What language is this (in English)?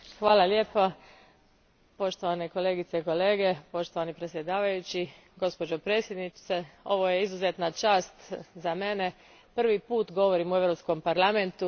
Croatian